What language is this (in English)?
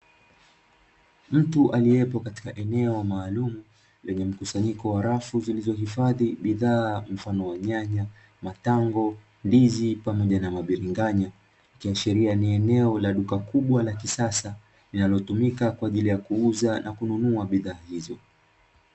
Swahili